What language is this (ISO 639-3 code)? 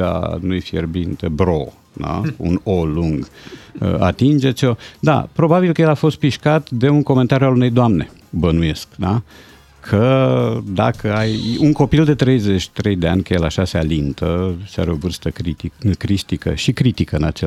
ron